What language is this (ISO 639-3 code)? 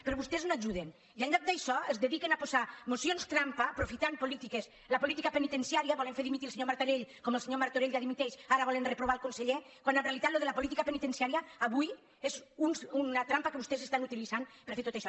cat